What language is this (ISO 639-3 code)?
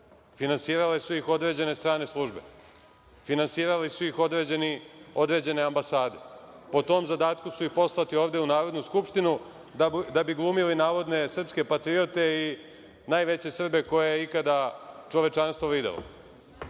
srp